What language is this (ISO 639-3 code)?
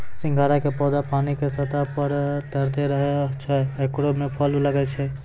mai